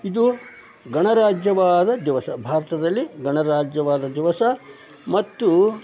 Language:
Kannada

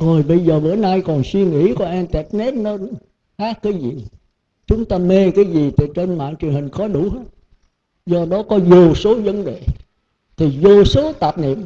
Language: Vietnamese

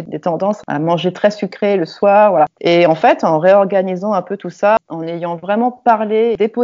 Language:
French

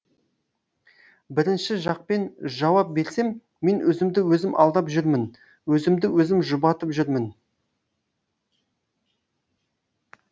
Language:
Kazakh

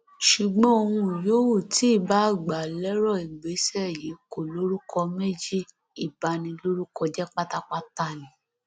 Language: Yoruba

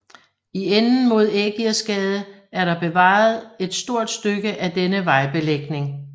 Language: Danish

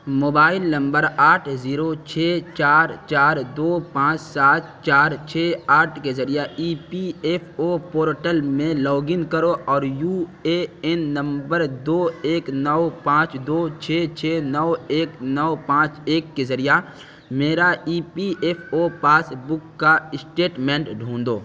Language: Urdu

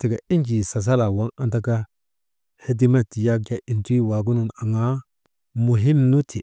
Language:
Maba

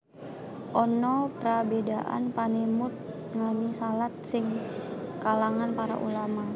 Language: Javanese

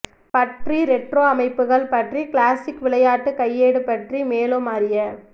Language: Tamil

